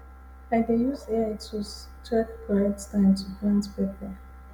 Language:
Nigerian Pidgin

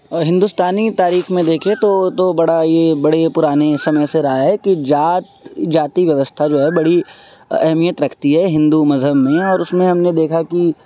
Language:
Urdu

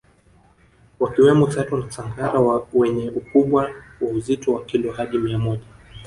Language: Swahili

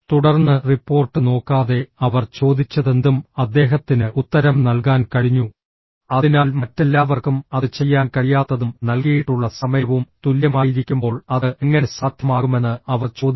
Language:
Malayalam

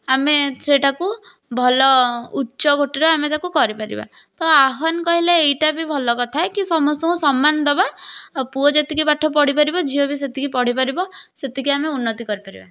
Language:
Odia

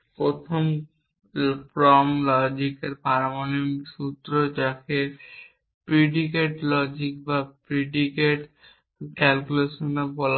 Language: Bangla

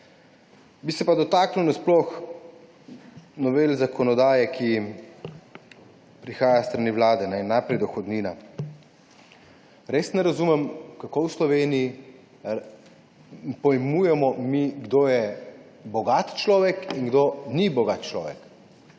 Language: Slovenian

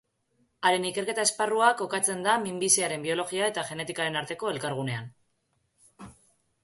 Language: Basque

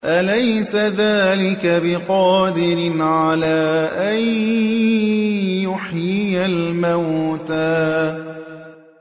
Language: Arabic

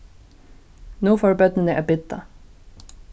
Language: Faroese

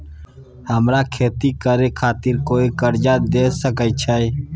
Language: Maithili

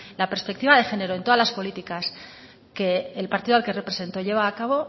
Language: Spanish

